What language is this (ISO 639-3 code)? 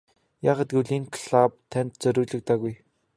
mon